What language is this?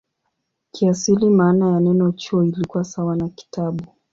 Swahili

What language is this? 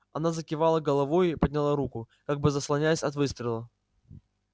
Russian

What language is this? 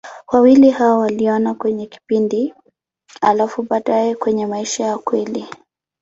Swahili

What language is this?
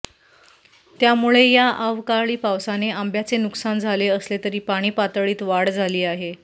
Marathi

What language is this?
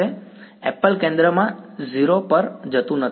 Gujarati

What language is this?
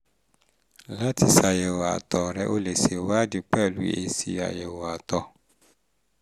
Yoruba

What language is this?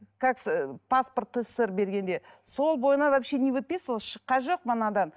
Kazakh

